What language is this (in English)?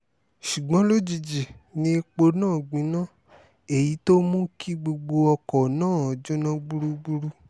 Yoruba